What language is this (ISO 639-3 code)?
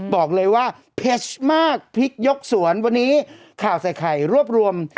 tha